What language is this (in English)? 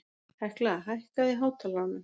Icelandic